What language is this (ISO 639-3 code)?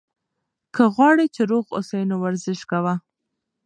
pus